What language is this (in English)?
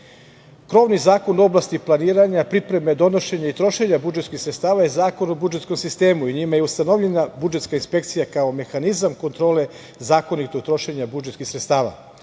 Serbian